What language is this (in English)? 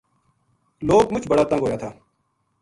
Gujari